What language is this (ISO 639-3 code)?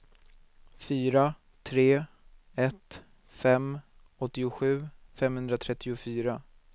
swe